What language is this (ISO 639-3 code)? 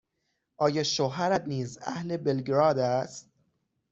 fas